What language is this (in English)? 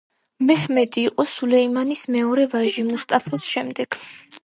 Georgian